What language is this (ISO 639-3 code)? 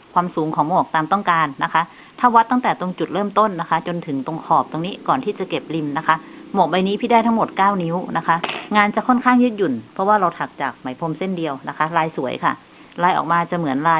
tha